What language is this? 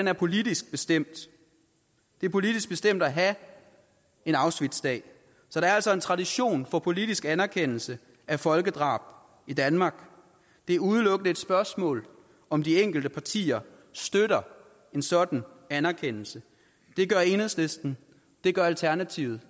Danish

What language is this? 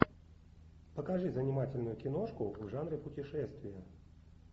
Russian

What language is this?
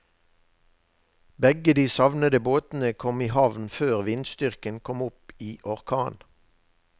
Norwegian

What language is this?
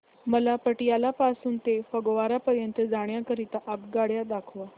Marathi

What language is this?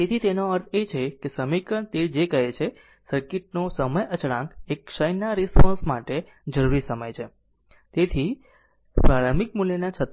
Gujarati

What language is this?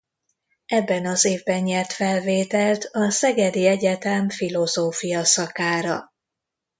Hungarian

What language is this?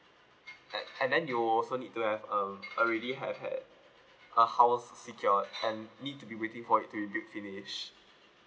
English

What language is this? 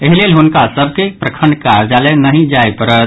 Maithili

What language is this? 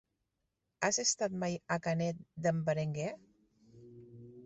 Catalan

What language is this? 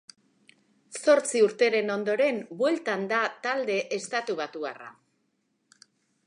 Basque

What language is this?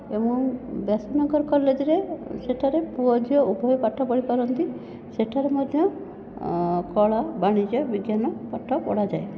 Odia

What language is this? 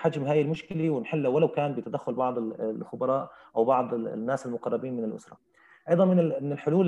Arabic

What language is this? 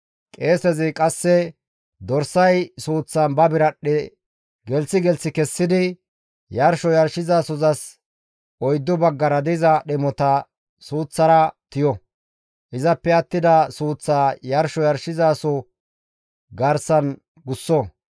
Gamo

